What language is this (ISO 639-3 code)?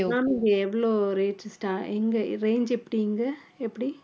tam